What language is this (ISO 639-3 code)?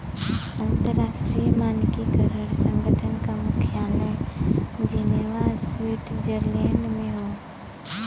bho